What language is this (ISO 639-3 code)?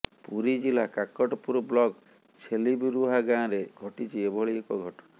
ori